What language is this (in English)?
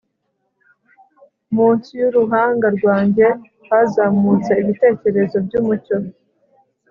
Kinyarwanda